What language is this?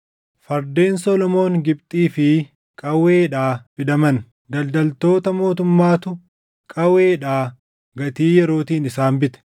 Oromo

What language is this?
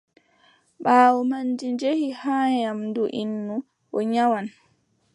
Adamawa Fulfulde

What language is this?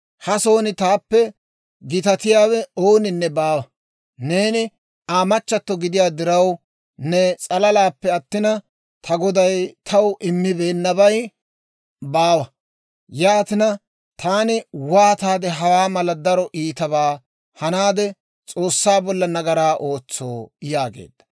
Dawro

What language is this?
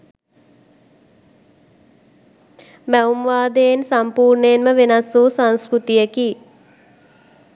Sinhala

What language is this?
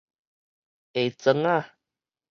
Min Nan Chinese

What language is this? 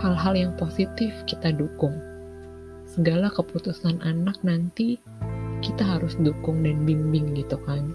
Indonesian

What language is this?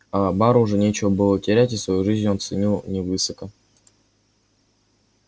Russian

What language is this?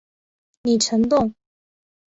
Chinese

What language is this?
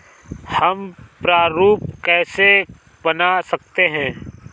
Hindi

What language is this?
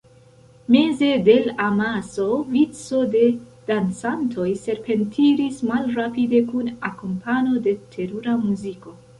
Esperanto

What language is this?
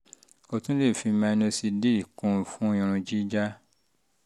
Yoruba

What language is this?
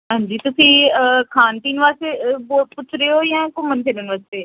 Punjabi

